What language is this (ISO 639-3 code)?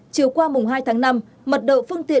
vie